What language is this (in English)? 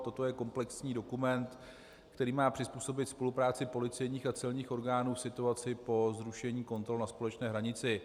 Czech